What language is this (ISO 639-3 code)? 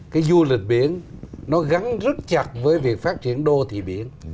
vie